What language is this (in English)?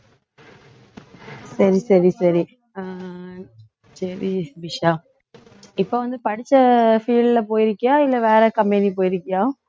Tamil